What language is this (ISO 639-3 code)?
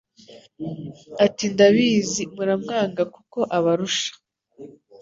kin